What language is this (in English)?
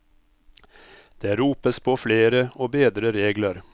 Norwegian